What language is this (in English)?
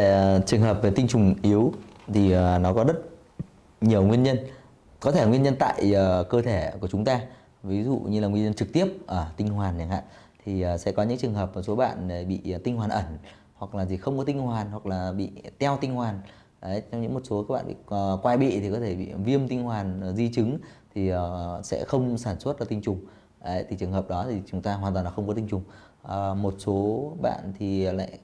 Vietnamese